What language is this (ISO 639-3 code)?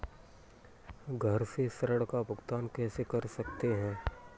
hin